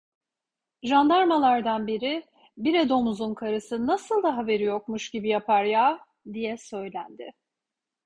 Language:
Turkish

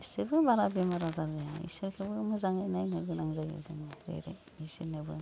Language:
Bodo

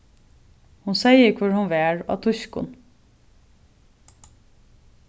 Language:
Faroese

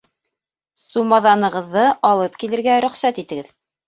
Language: Bashkir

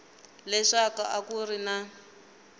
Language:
Tsonga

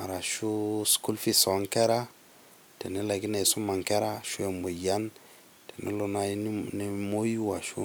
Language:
Masai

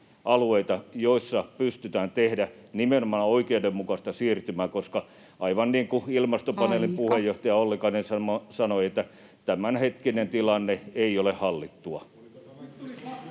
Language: Finnish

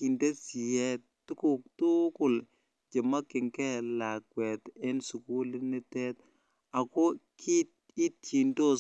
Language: Kalenjin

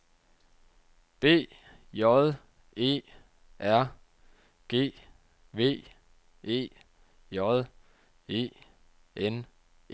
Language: Danish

